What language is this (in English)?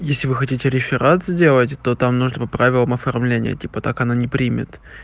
Russian